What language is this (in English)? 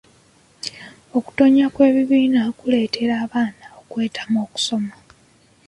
Ganda